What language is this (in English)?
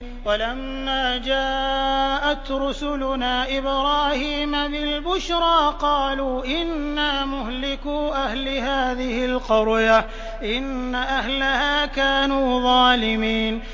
Arabic